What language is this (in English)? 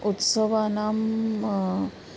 Sanskrit